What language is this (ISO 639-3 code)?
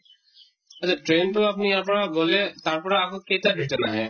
asm